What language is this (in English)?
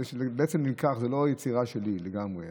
Hebrew